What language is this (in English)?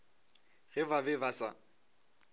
Northern Sotho